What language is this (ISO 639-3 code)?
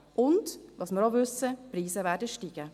gsw